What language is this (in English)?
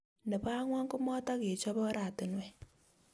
Kalenjin